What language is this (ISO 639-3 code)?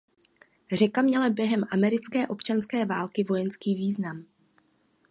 ces